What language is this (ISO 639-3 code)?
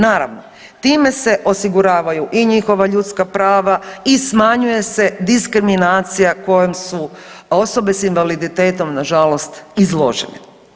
hrv